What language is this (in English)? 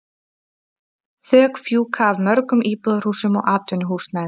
Icelandic